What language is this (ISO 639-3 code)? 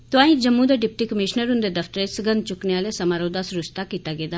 doi